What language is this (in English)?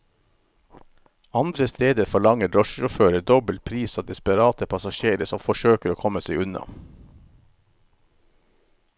Norwegian